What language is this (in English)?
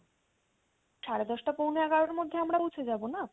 Bangla